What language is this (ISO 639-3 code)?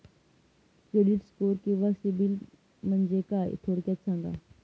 mar